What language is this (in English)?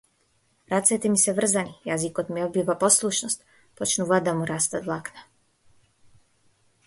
Macedonian